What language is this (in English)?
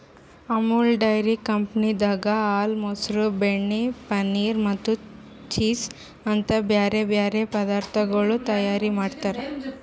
Kannada